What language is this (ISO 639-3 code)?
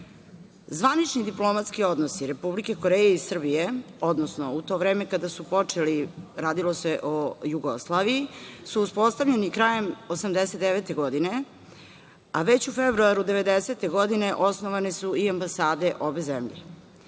srp